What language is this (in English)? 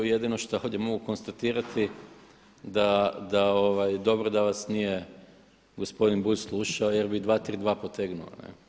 Croatian